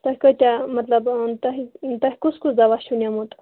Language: Kashmiri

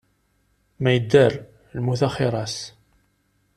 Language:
Kabyle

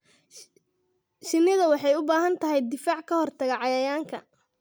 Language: Somali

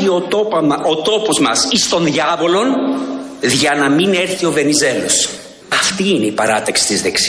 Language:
Greek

